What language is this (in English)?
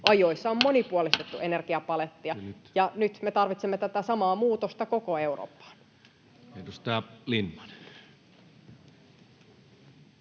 Finnish